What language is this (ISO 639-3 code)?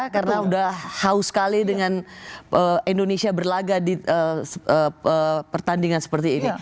ind